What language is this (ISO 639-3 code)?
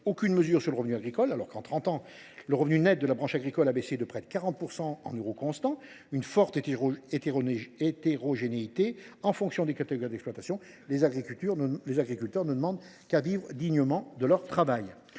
fra